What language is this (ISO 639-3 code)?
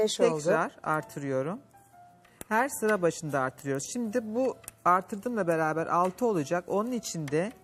tur